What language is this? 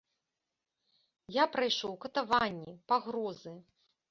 Belarusian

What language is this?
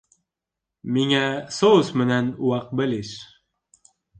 Bashkir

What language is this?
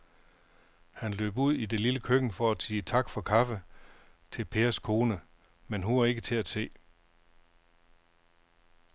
Danish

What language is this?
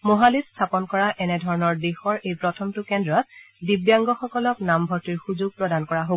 Assamese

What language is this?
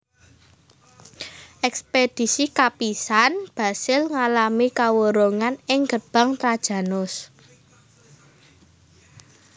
Javanese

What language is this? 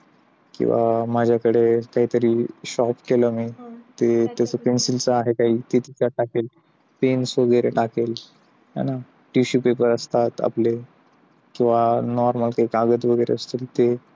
Marathi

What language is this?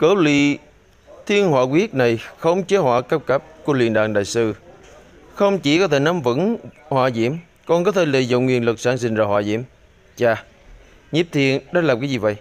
Vietnamese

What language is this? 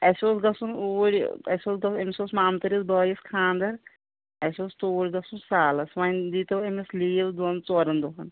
Kashmiri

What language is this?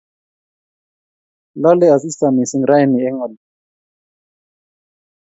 Kalenjin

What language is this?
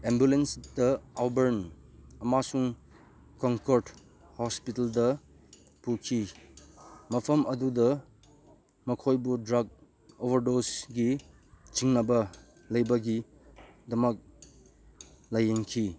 Manipuri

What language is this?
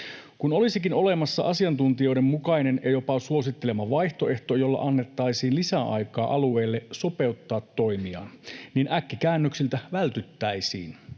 Finnish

